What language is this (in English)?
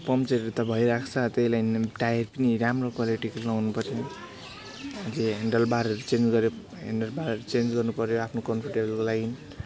Nepali